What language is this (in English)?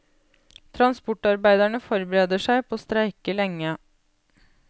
Norwegian